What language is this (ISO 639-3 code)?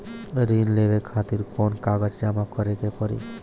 bho